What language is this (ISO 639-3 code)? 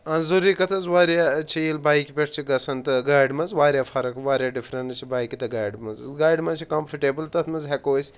kas